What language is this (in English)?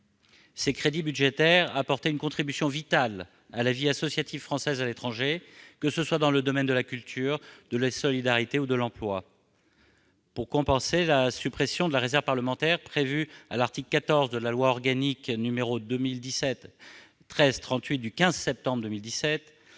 French